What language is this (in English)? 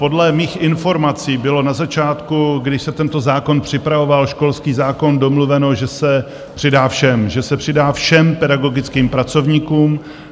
Czech